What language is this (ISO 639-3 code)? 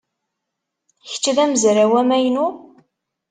kab